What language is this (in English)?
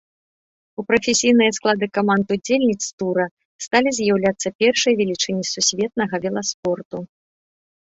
Belarusian